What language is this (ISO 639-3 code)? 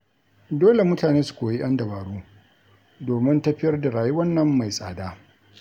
hau